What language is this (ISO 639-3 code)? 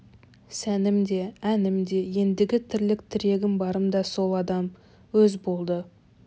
kaz